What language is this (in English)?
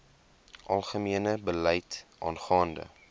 Afrikaans